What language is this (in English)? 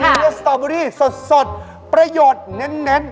Thai